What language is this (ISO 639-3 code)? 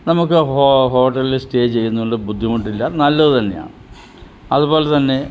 mal